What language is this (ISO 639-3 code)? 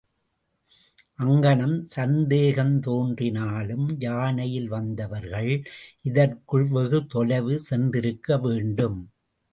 tam